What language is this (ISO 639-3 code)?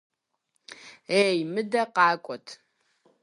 kbd